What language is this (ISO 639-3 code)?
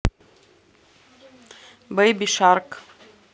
rus